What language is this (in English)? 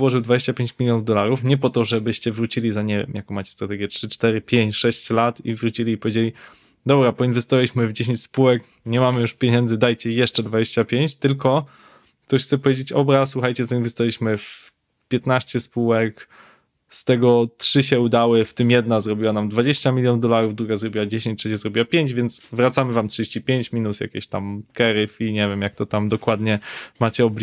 Polish